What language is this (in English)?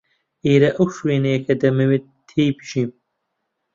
Central Kurdish